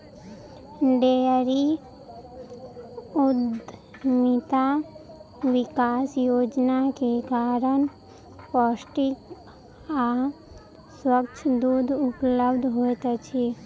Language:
Maithili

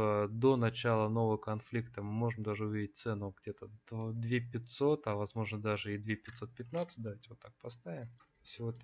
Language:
Russian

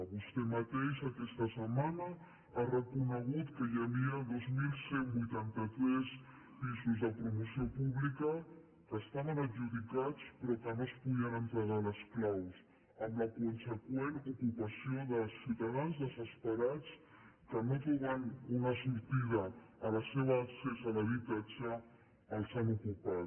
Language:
Catalan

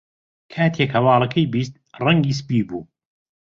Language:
Central Kurdish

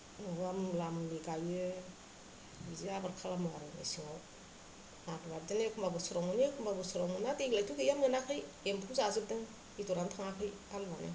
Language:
Bodo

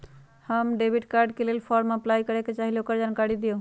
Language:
Magahi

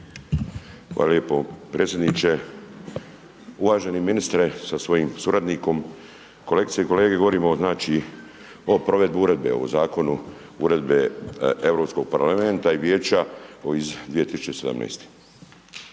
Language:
Croatian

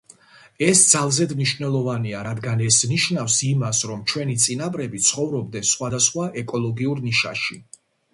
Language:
Georgian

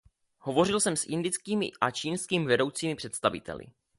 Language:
Czech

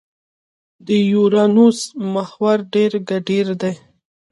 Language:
Pashto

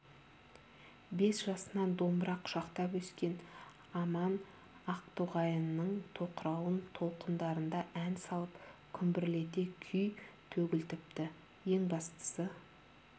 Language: Kazakh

